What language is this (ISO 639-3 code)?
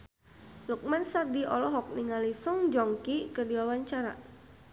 sun